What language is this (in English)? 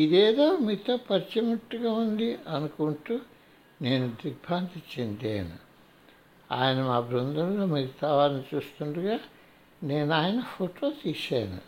Telugu